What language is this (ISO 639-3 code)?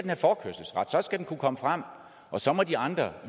dan